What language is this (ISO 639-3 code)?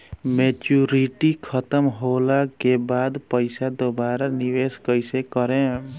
bho